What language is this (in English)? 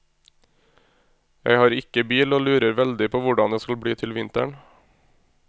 Norwegian